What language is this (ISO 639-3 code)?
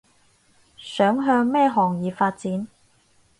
yue